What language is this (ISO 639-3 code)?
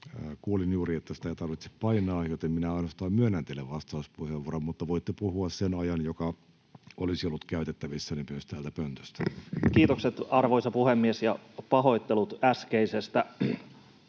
fin